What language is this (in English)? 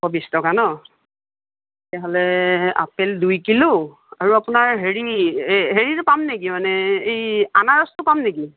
Assamese